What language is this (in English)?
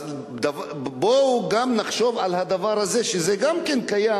Hebrew